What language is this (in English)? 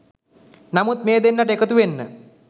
Sinhala